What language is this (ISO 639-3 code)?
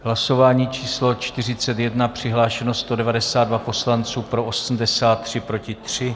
ces